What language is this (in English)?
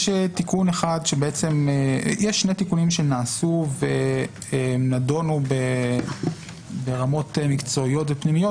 Hebrew